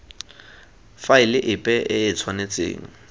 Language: Tswana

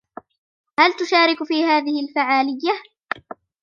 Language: Arabic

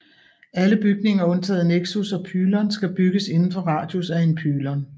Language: Danish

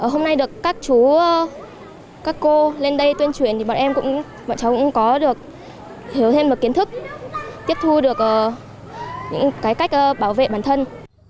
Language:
Vietnamese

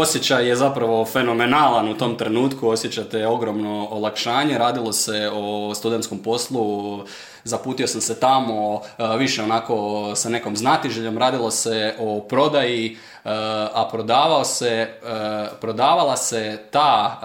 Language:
Croatian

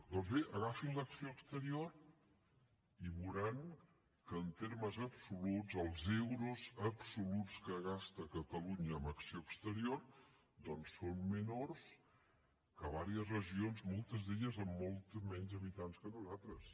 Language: Catalan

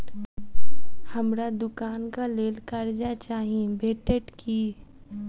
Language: Maithili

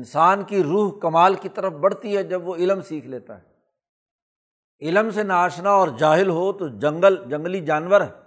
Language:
Urdu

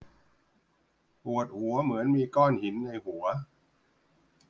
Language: Thai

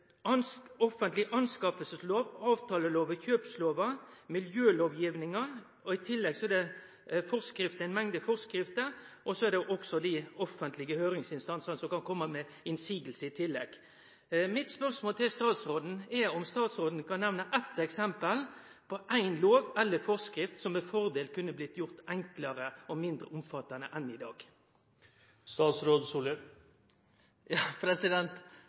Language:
Norwegian Nynorsk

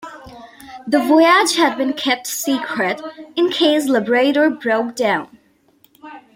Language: English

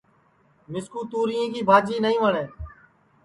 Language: Sansi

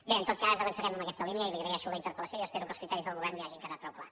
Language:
Catalan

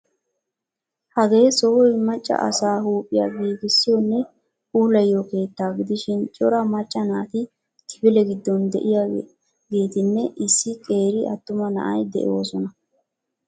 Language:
Wolaytta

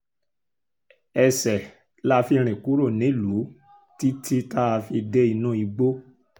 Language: Yoruba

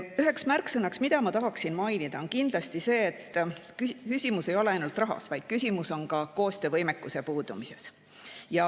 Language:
Estonian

